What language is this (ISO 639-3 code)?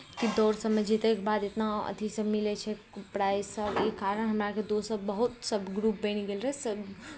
mai